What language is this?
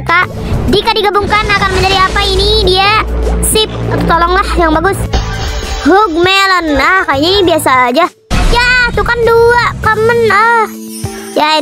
Indonesian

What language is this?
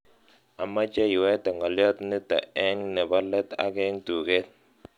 Kalenjin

